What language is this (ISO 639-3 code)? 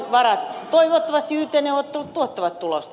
fin